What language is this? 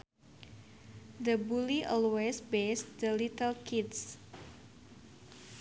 Sundanese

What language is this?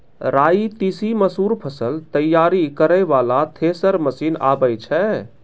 Maithili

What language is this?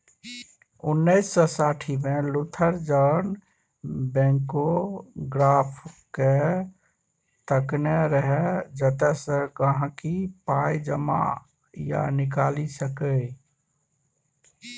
Maithili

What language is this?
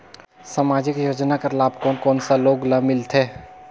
Chhattisgarhi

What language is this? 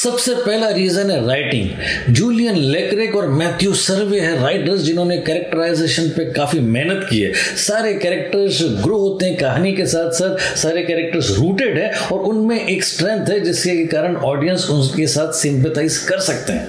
Hindi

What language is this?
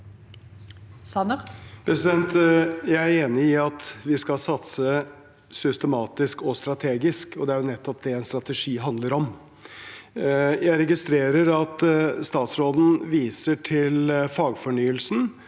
Norwegian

